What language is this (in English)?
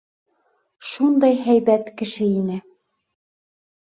Bashkir